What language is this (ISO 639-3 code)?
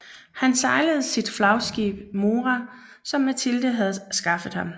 dan